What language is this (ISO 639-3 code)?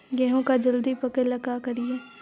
mag